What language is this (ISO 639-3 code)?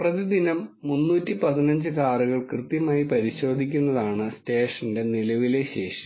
mal